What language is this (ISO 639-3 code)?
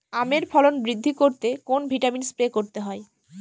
ben